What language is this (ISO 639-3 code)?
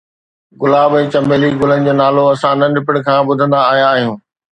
snd